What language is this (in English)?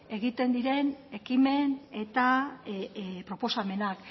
Basque